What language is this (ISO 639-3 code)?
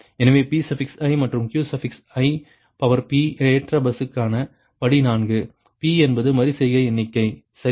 tam